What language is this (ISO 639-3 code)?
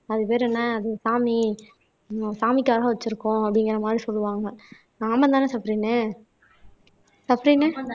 tam